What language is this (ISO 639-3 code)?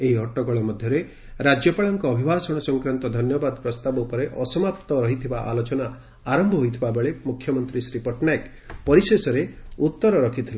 ori